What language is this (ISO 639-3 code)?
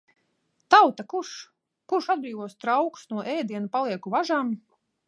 lav